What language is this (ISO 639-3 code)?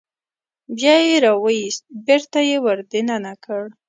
pus